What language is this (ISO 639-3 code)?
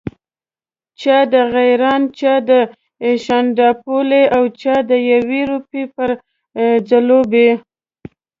pus